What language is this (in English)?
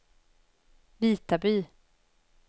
Swedish